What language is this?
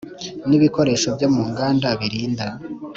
Kinyarwanda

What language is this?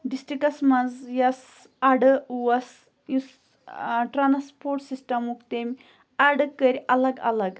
Kashmiri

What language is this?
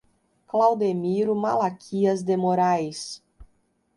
Portuguese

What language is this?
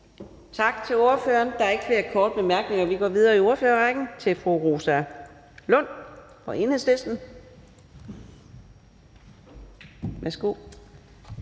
Danish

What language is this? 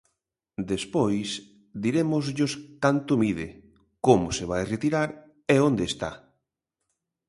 Galician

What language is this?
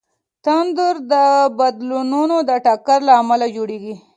Pashto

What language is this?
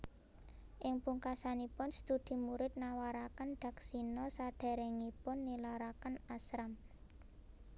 Javanese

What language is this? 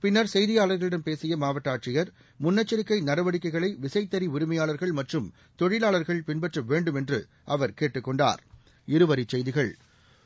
Tamil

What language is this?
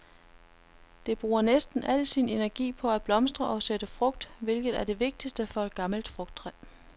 Danish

